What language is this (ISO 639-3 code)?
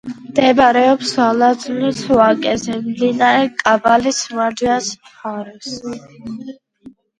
kat